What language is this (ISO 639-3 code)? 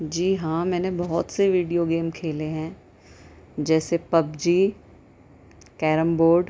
urd